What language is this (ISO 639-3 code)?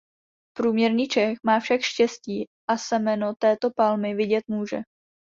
ces